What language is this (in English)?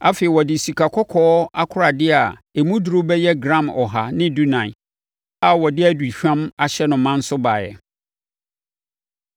Akan